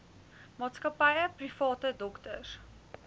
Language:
Afrikaans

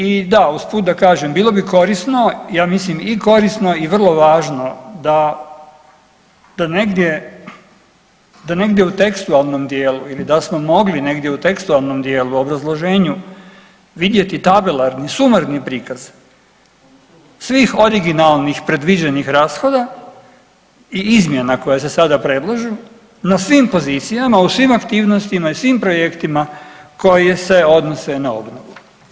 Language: Croatian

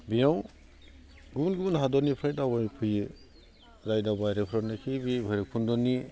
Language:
Bodo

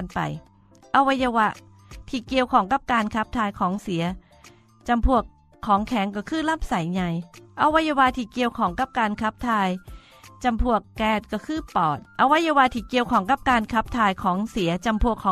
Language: Thai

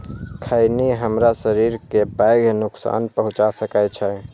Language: Maithili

